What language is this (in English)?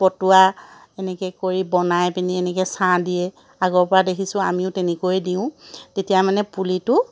Assamese